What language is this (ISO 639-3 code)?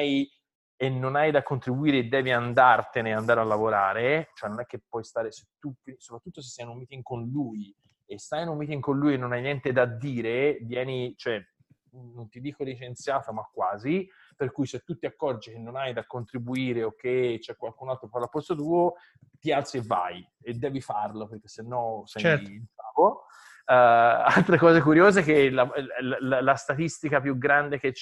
ita